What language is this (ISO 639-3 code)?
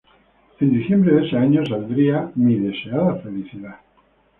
spa